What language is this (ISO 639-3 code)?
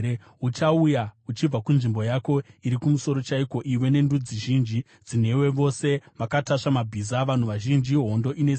sna